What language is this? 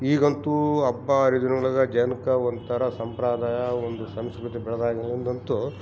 Kannada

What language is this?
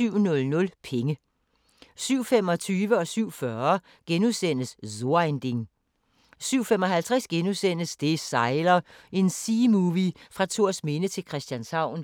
Danish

